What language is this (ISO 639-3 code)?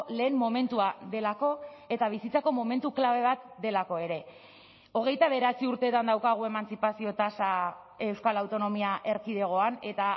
eus